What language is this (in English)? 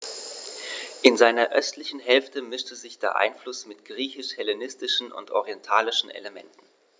German